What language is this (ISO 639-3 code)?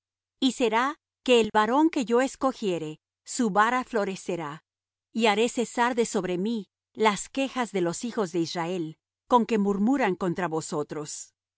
spa